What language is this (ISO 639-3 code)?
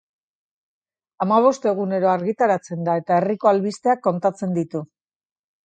eus